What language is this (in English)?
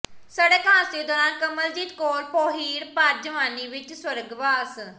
Punjabi